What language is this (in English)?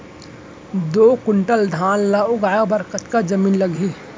Chhattisgarhi